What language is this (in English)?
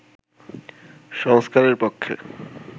Bangla